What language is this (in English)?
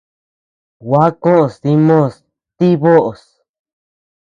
Tepeuxila Cuicatec